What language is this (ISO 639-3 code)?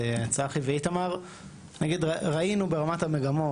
heb